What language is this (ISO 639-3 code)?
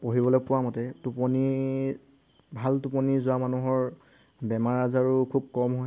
asm